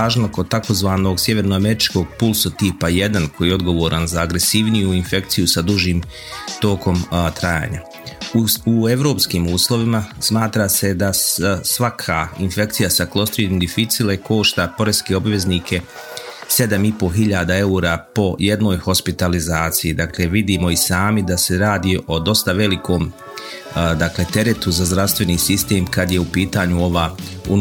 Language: Croatian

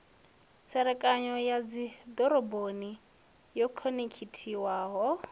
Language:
Venda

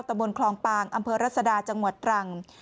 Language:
Thai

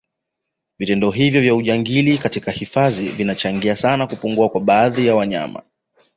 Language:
Swahili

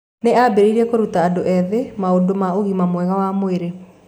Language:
Kikuyu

